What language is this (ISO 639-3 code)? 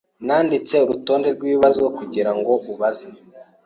kin